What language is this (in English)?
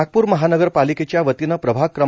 Marathi